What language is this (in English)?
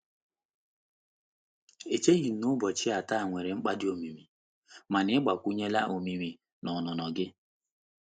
Igbo